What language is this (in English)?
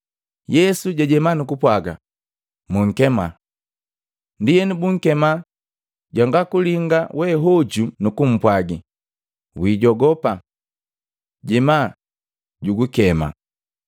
Matengo